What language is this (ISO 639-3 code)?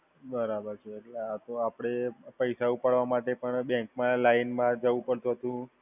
guj